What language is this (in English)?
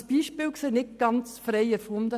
Swiss German